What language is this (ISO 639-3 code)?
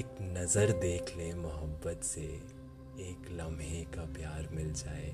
hin